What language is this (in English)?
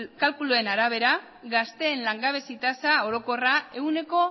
Basque